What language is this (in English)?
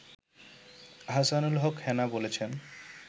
Bangla